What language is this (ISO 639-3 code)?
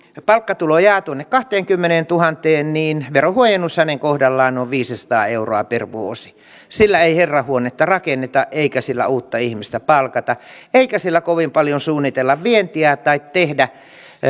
fin